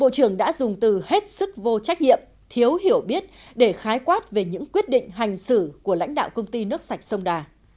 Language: Vietnamese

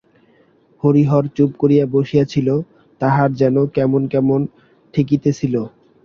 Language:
Bangla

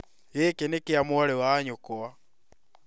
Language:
Kikuyu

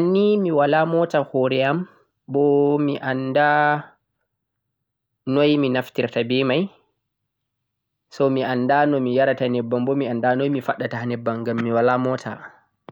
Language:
Central-Eastern Niger Fulfulde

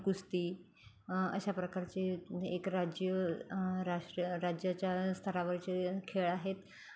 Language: Marathi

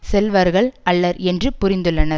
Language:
Tamil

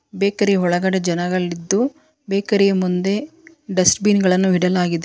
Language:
Kannada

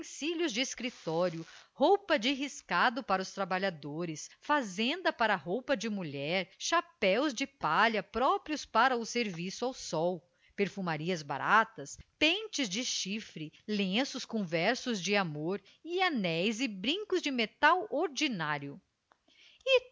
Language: Portuguese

